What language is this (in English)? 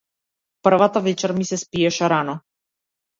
Macedonian